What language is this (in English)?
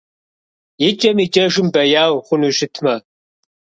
Kabardian